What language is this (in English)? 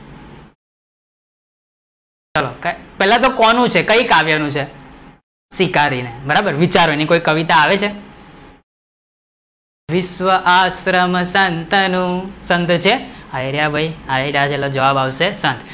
Gujarati